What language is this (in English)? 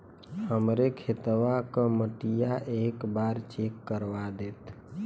Bhojpuri